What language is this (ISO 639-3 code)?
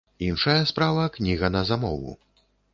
bel